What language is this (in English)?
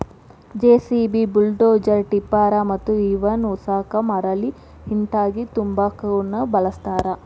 Kannada